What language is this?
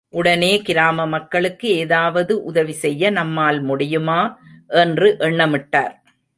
Tamil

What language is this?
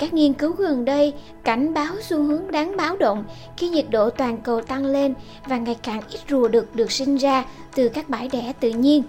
Vietnamese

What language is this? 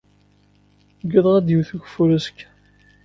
Kabyle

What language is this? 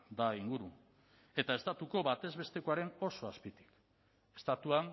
Basque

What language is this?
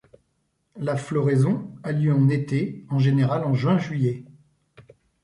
French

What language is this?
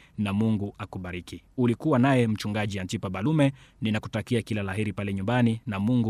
Swahili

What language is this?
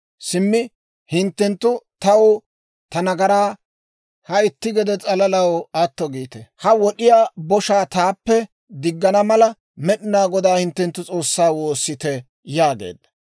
Dawro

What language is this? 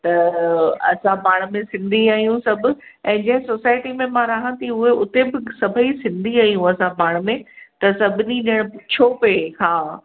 Sindhi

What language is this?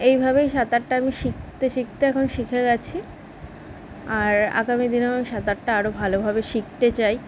Bangla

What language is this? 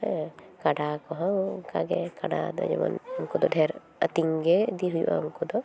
Santali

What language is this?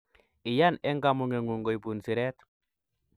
Kalenjin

